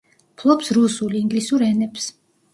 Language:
Georgian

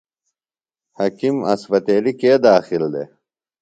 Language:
Phalura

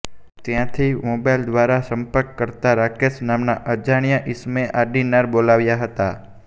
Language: Gujarati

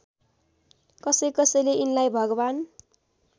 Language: Nepali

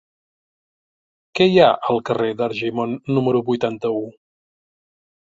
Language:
Catalan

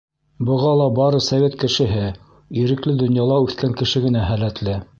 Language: Bashkir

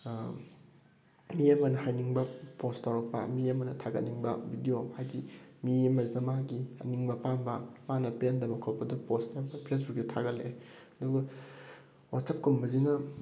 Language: Manipuri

